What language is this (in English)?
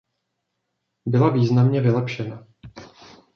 Czech